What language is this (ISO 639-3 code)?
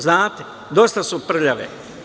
srp